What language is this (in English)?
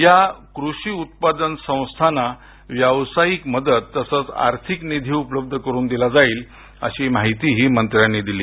Marathi